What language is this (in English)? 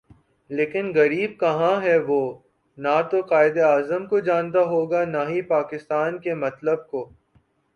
Urdu